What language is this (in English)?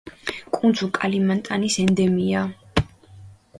Georgian